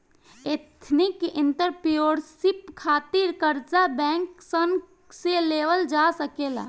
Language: Bhojpuri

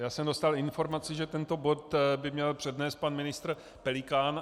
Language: Czech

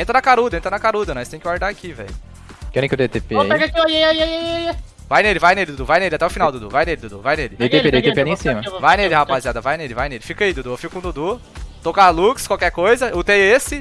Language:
Portuguese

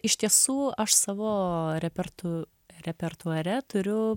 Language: Lithuanian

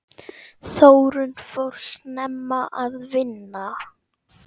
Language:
Icelandic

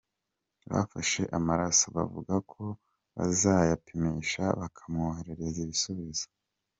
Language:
Kinyarwanda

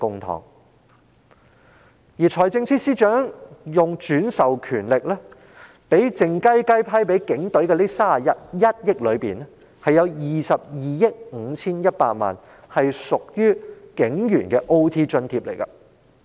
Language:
Cantonese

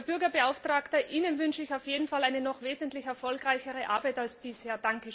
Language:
German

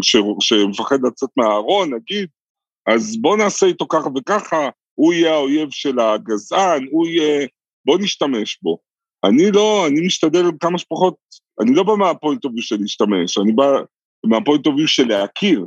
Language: Hebrew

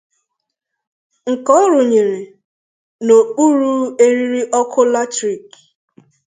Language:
Igbo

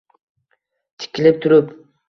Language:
Uzbek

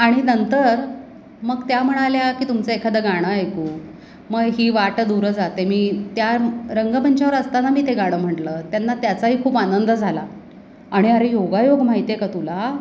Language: Marathi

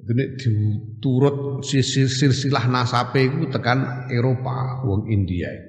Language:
Indonesian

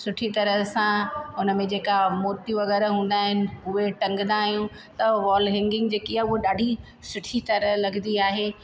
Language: Sindhi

